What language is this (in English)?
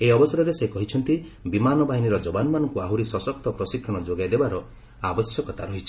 Odia